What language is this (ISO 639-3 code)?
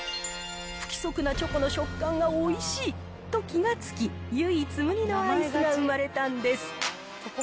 jpn